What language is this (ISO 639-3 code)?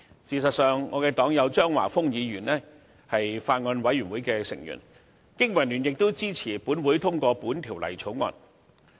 yue